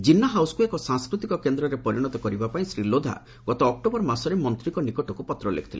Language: Odia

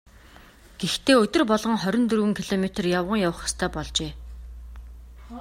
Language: Mongolian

